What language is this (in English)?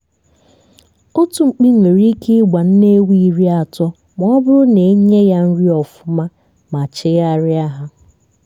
Igbo